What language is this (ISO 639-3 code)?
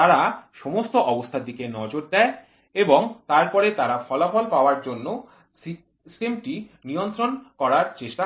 ben